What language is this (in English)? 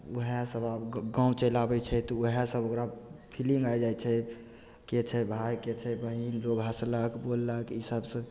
Maithili